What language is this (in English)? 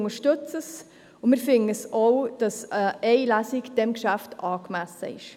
Swiss German